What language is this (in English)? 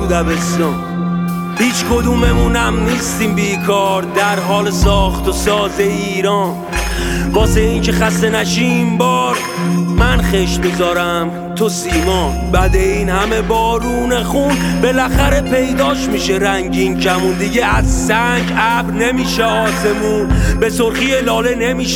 Persian